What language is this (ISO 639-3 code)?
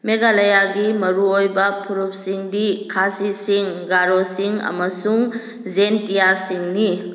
mni